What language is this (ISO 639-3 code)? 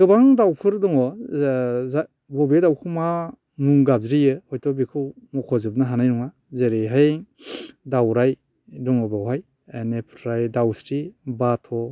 brx